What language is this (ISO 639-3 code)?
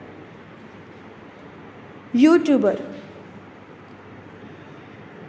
kok